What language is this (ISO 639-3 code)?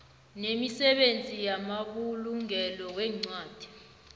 nbl